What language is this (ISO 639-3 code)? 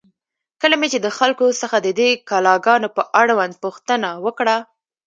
pus